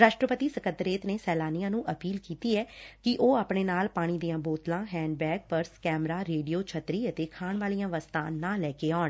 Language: Punjabi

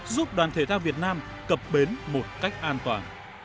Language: Vietnamese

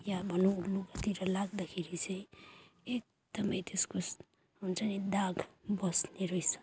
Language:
Nepali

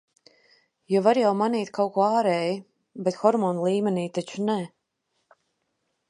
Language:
Latvian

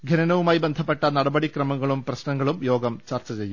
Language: Malayalam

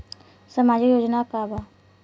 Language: Bhojpuri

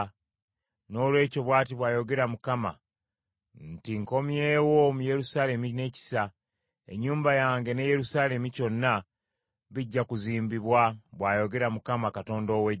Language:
Ganda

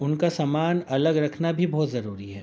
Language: Urdu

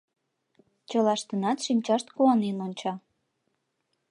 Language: Mari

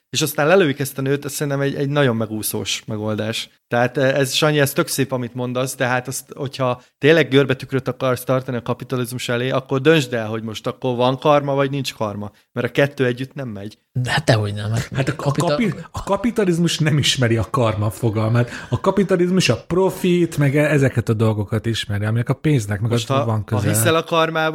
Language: Hungarian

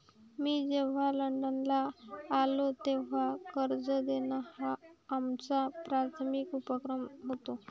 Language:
Marathi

